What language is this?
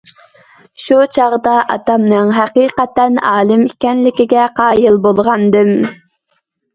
Uyghur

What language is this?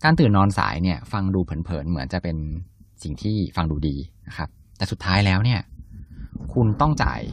Thai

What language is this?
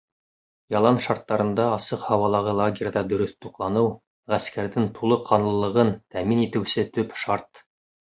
Bashkir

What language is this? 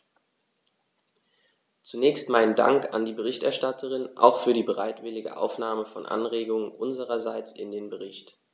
German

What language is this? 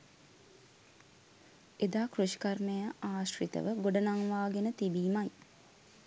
Sinhala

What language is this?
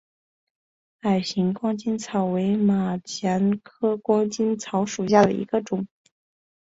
Chinese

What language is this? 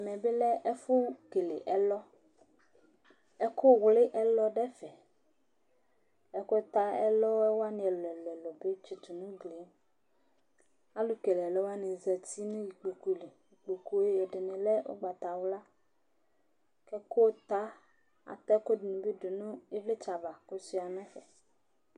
Ikposo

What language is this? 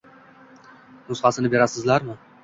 Uzbek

